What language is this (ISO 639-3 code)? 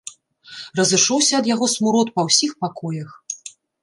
bel